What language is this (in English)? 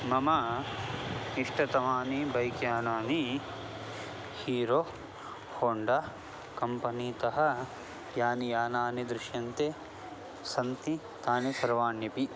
Sanskrit